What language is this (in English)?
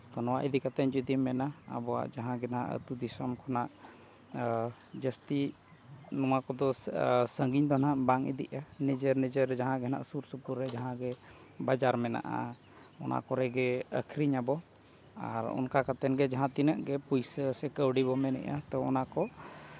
Santali